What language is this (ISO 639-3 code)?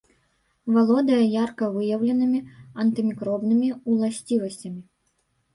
bel